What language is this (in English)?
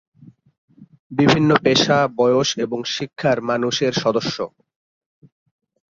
Bangla